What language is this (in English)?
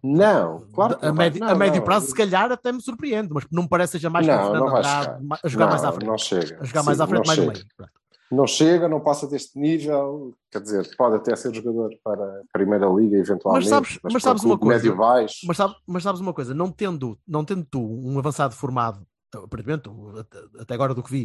Portuguese